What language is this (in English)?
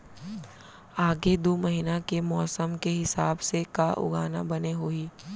Chhattisgarhi